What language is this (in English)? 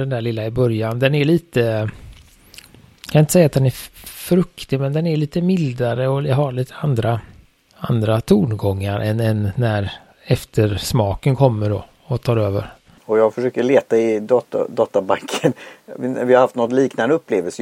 Swedish